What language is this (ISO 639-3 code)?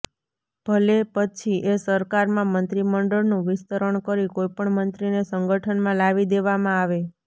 guj